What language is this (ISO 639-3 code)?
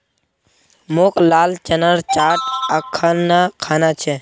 mag